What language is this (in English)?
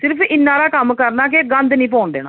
Dogri